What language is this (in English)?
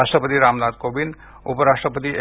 Marathi